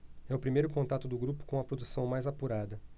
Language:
Portuguese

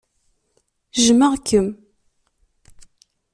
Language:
Kabyle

